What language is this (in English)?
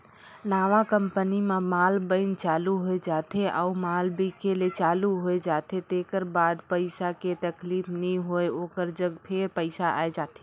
Chhattisgarhi